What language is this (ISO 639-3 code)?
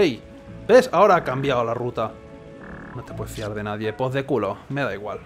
spa